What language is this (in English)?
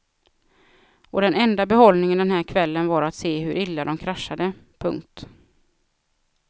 Swedish